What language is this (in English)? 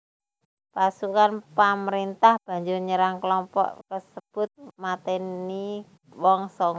Javanese